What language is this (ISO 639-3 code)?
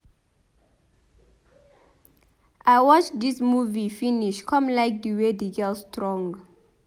pcm